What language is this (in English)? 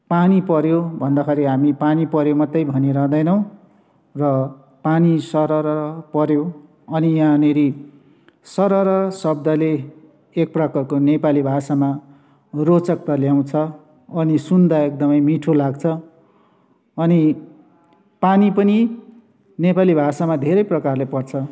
Nepali